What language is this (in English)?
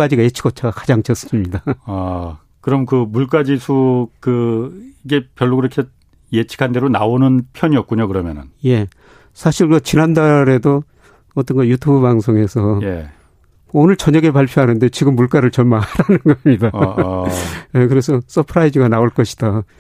Korean